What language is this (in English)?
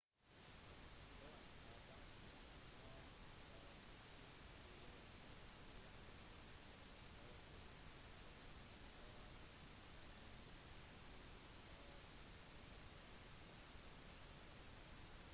Norwegian Bokmål